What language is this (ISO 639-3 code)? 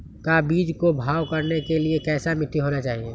mag